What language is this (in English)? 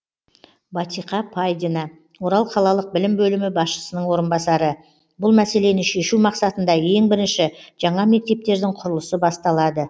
Kazakh